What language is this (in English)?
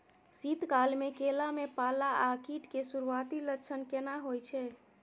Maithili